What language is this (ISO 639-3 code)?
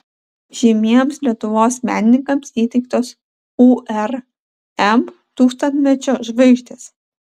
lit